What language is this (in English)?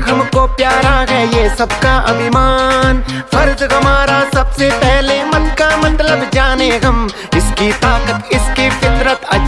Tamil